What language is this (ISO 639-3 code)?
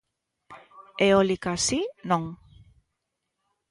glg